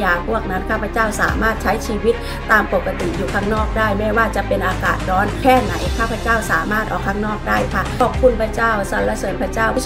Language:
Thai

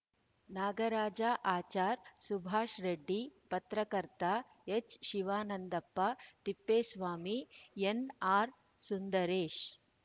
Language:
Kannada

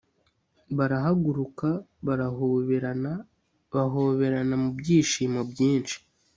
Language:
Kinyarwanda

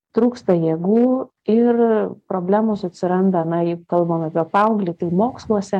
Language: Lithuanian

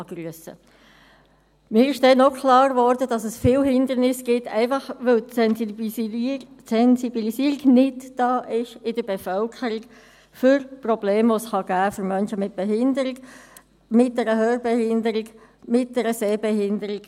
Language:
Swiss German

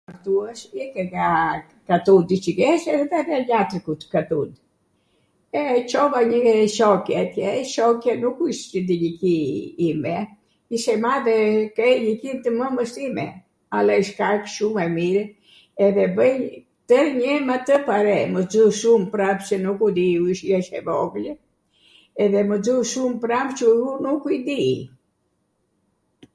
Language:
Arvanitika Albanian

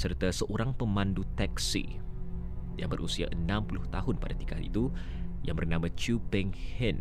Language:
Malay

